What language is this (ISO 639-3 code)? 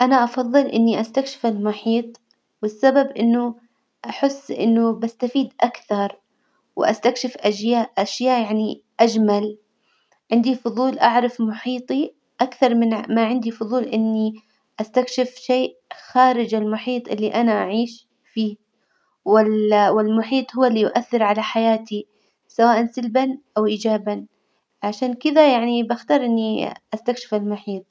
acw